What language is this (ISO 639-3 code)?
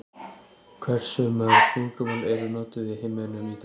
isl